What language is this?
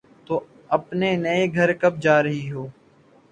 Urdu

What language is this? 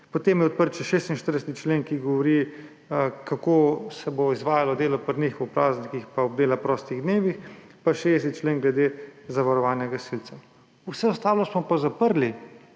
Slovenian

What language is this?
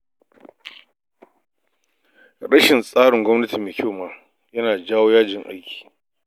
Hausa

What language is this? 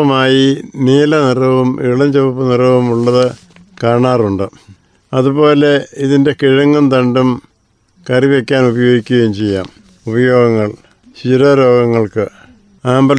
Malayalam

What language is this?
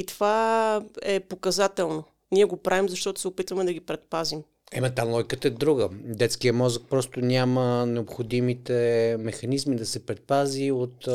Bulgarian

